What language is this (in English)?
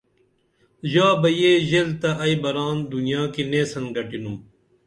Dameli